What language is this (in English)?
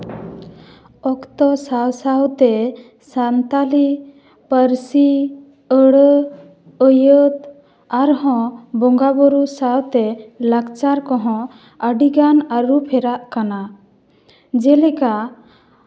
Santali